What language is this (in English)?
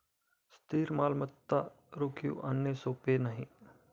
Marathi